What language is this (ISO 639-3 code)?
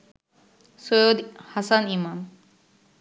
ben